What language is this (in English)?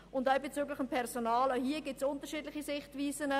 Swiss German